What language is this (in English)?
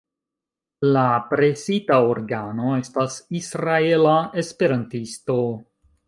Esperanto